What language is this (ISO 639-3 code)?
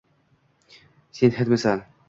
uzb